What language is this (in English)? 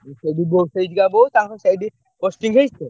Odia